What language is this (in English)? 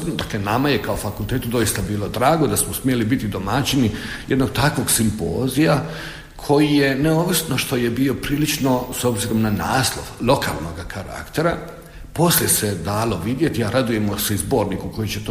Croatian